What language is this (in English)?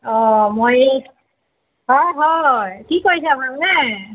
Assamese